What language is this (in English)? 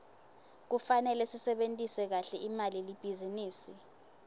Swati